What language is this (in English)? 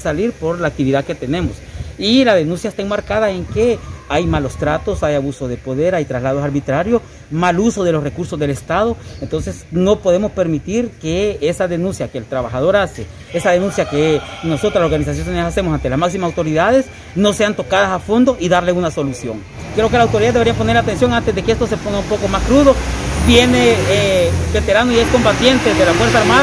Spanish